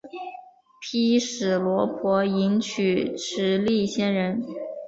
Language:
Chinese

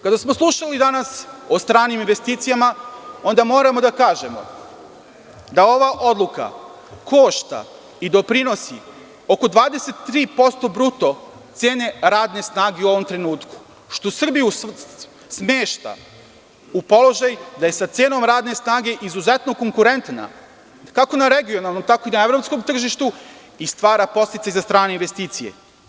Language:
Serbian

